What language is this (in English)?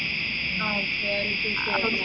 Malayalam